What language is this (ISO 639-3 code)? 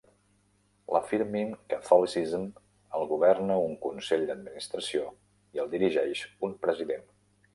cat